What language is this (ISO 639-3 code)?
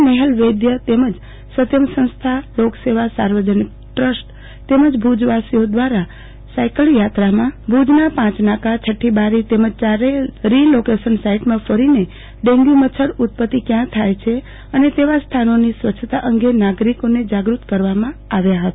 guj